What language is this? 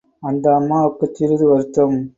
Tamil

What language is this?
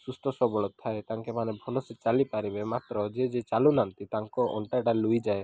Odia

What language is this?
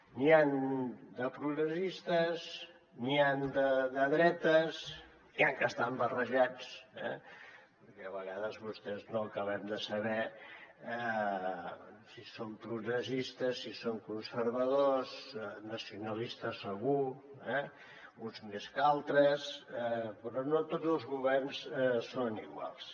Catalan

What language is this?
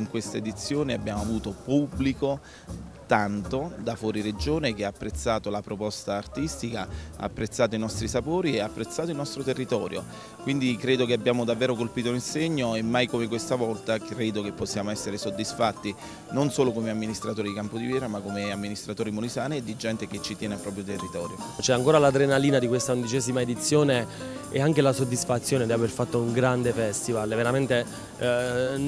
Italian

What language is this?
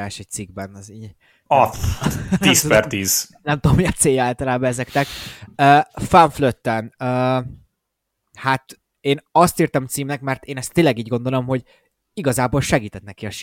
Hungarian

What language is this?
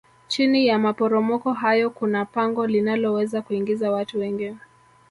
Swahili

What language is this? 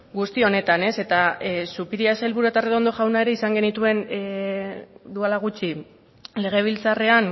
Basque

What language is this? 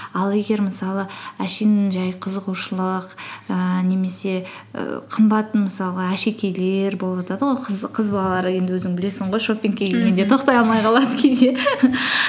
Kazakh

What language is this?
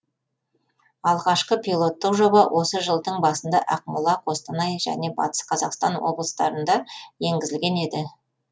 Kazakh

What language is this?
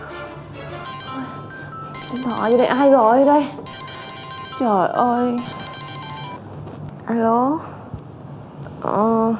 Vietnamese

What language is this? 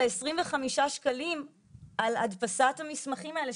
Hebrew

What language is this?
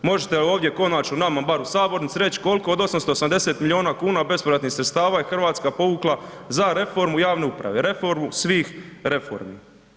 Croatian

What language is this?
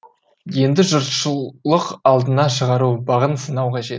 Kazakh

